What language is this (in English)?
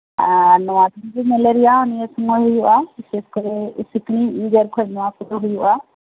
Santali